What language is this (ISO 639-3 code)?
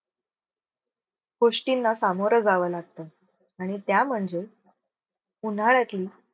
mar